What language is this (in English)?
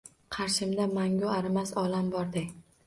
Uzbek